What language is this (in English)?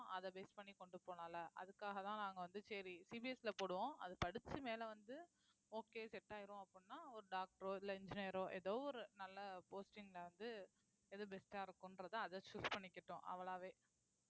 Tamil